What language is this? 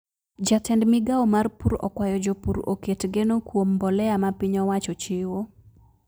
Luo (Kenya and Tanzania)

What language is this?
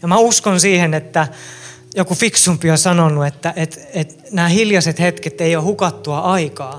Finnish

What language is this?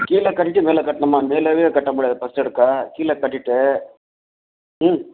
Tamil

